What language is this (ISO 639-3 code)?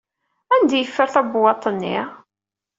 kab